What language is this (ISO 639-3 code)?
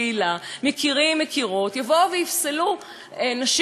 heb